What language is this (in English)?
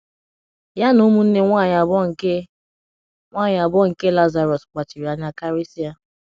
Igbo